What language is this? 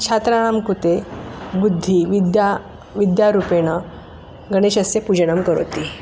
Sanskrit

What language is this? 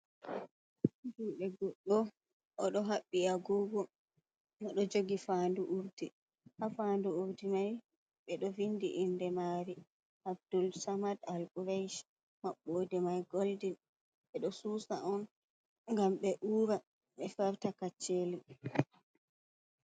Fula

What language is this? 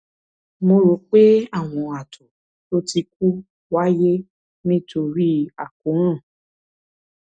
Yoruba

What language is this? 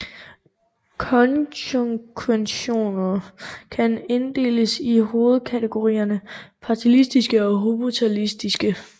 Danish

